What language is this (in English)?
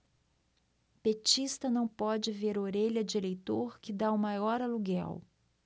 Portuguese